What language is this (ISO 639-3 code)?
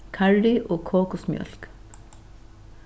fao